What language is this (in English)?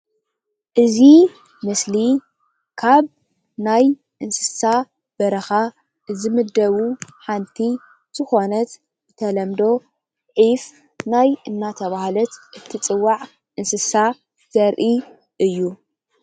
Tigrinya